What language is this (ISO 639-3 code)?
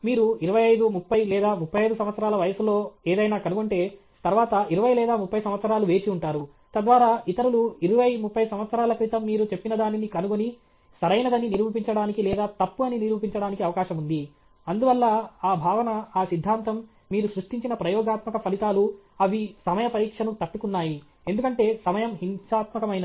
tel